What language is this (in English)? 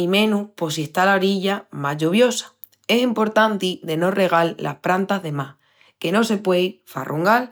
Extremaduran